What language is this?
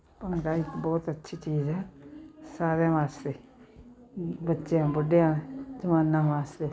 Punjabi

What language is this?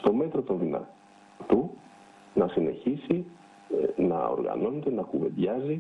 Greek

